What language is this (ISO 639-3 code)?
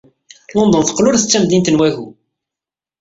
kab